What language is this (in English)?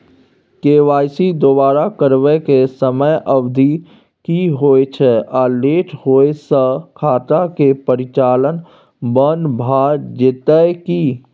Maithili